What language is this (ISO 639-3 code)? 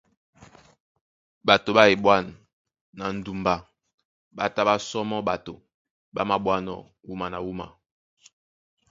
dua